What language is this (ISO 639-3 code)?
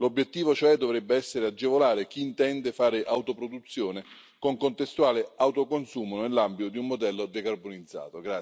ita